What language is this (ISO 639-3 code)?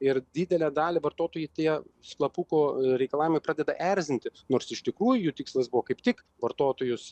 lit